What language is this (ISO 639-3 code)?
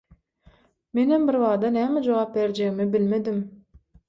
tuk